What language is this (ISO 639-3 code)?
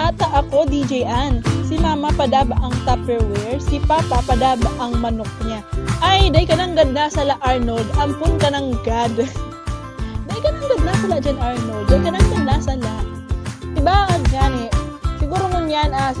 fil